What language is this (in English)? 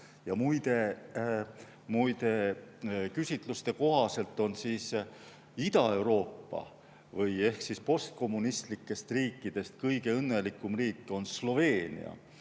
Estonian